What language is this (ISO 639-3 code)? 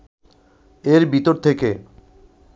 ben